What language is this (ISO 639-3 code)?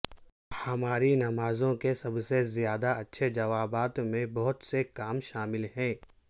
urd